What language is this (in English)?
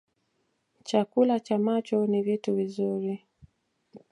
Swahili